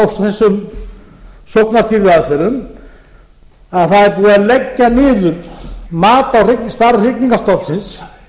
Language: Icelandic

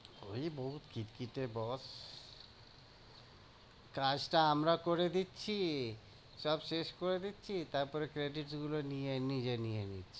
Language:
Bangla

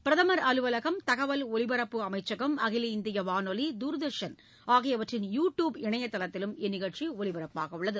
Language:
Tamil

